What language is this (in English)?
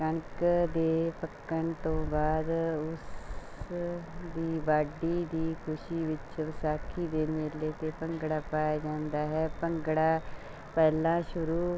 Punjabi